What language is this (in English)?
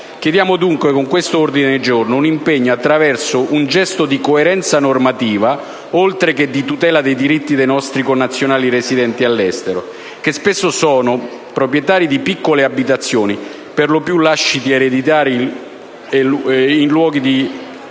Italian